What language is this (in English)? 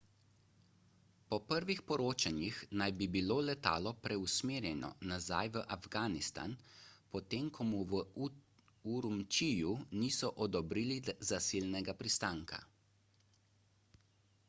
Slovenian